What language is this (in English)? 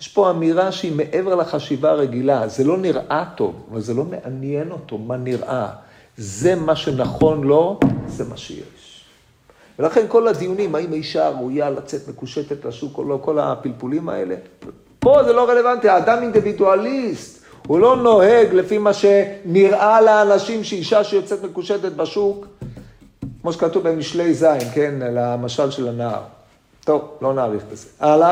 Hebrew